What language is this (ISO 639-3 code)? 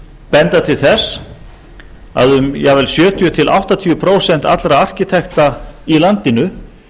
isl